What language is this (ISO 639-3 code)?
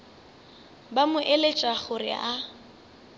nso